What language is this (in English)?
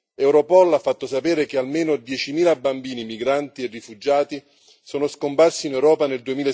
Italian